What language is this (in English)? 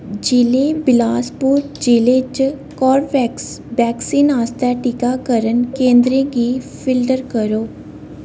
Dogri